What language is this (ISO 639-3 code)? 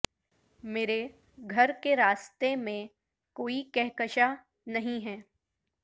urd